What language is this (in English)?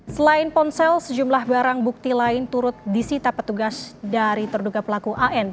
Indonesian